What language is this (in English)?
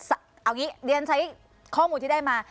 Thai